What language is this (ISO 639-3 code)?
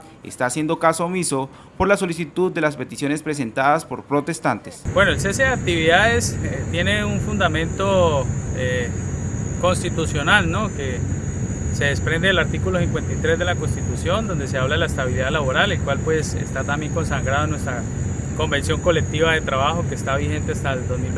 spa